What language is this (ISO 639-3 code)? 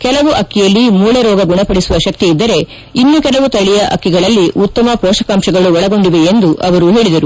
kan